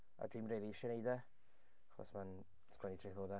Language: Welsh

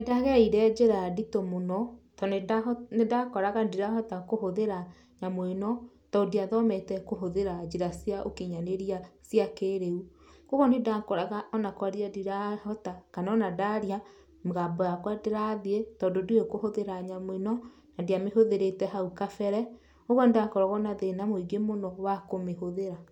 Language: Kikuyu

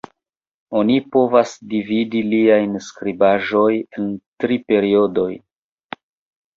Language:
Esperanto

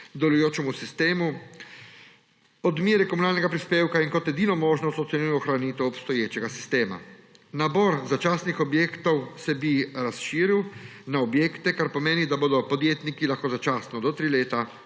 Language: Slovenian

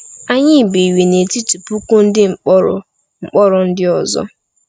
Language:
Igbo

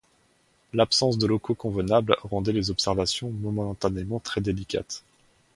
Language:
French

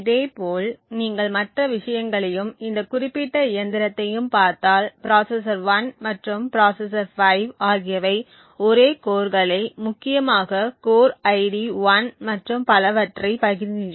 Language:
Tamil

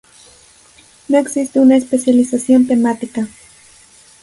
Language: Spanish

